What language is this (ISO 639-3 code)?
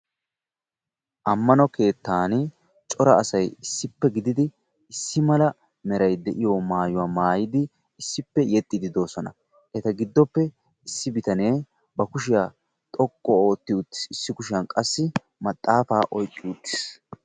wal